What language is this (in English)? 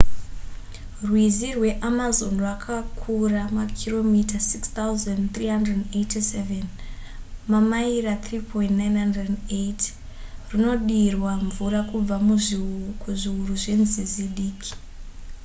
Shona